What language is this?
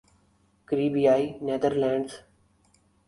Urdu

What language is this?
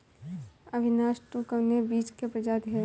Bhojpuri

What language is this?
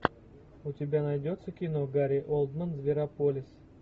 Russian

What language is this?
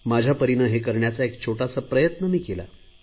Marathi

